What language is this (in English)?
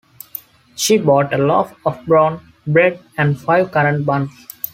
English